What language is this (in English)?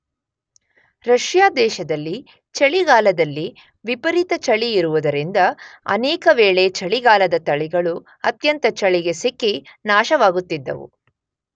Kannada